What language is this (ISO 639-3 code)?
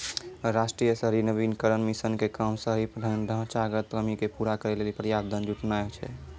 mai